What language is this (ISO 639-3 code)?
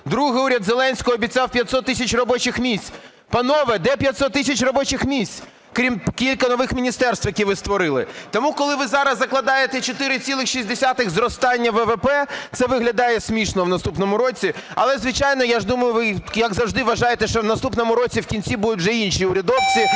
ukr